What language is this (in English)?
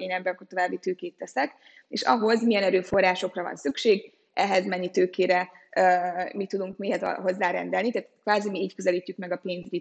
Hungarian